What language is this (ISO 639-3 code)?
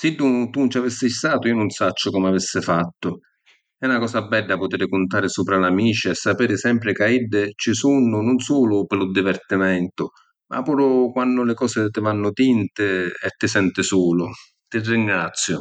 scn